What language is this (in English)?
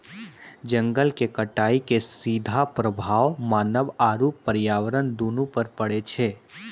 Maithili